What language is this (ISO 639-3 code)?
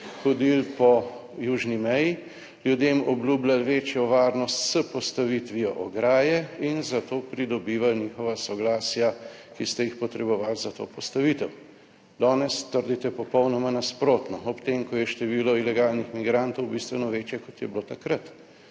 slv